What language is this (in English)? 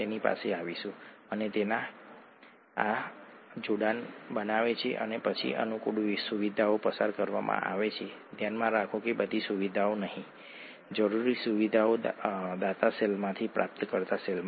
Gujarati